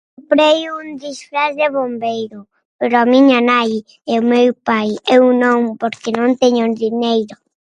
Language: Galician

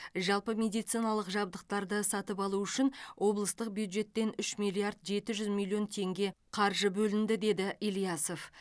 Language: Kazakh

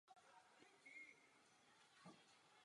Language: Czech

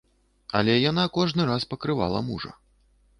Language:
Belarusian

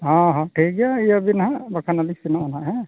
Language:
Santali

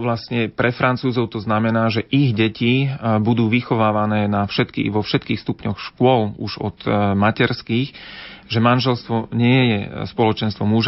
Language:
Slovak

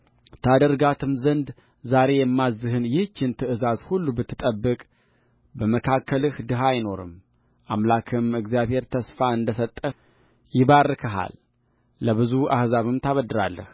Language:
Amharic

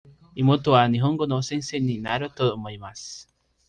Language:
Japanese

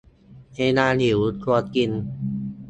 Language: Thai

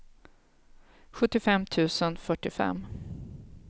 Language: Swedish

